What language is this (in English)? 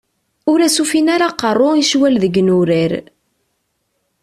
Kabyle